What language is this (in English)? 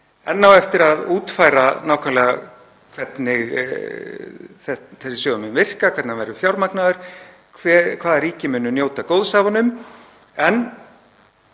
Icelandic